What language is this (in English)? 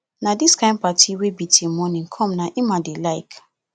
Nigerian Pidgin